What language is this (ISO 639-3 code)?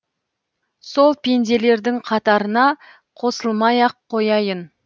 kaz